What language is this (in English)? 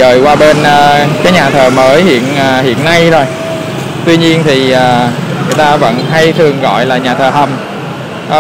Vietnamese